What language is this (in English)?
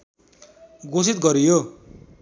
Nepali